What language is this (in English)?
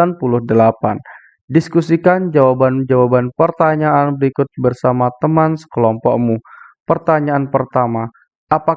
Indonesian